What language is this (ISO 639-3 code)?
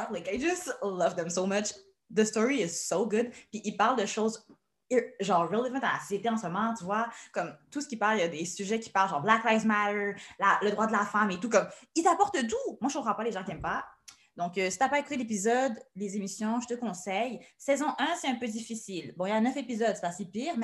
fra